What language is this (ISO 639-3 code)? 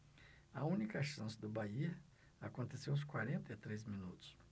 por